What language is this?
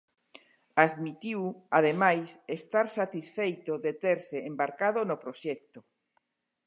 Galician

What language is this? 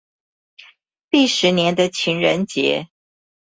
Chinese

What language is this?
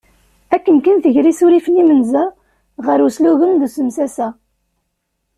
Kabyle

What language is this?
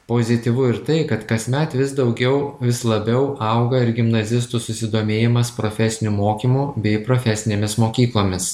Lithuanian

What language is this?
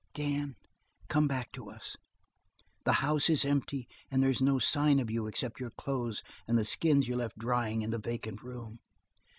English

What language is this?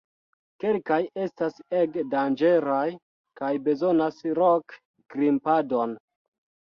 Esperanto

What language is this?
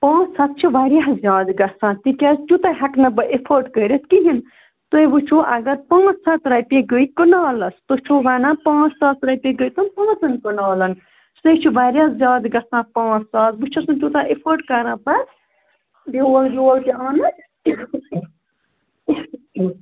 Kashmiri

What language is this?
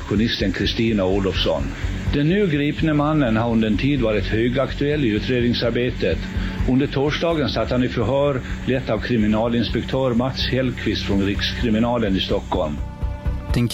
Swedish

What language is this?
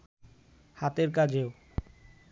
Bangla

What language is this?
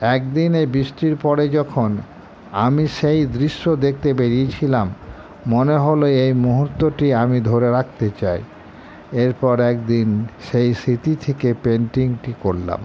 Bangla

